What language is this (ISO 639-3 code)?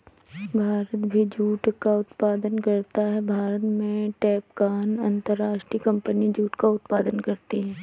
hin